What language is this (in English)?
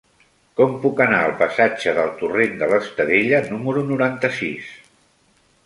Catalan